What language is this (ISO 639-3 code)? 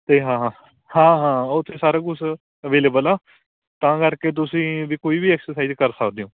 pan